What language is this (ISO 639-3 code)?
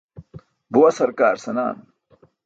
bsk